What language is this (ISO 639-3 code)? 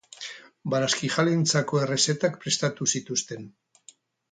eus